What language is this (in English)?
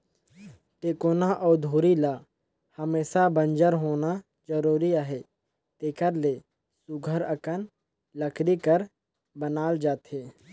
Chhattisgarhi